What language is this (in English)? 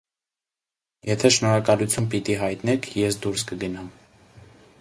Armenian